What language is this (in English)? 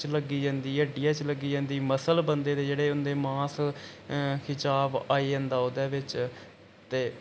Dogri